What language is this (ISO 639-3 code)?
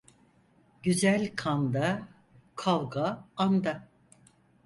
tur